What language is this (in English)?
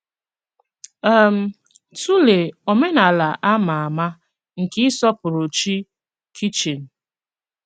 Igbo